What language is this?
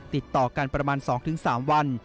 Thai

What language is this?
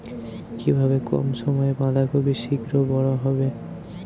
Bangla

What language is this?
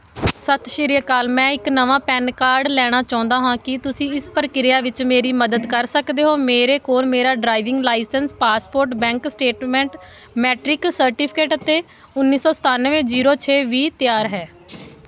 Punjabi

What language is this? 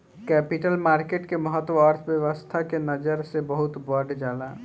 Bhojpuri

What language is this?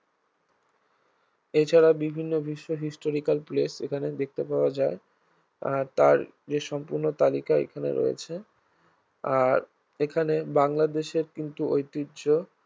Bangla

